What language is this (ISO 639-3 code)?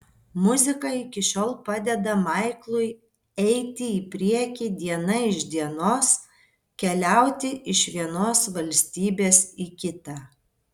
lit